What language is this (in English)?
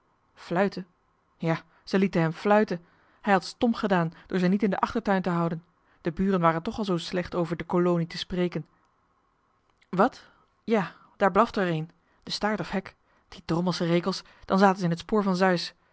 Dutch